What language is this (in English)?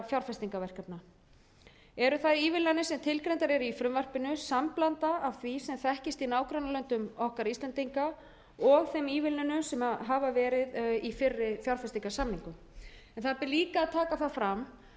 Icelandic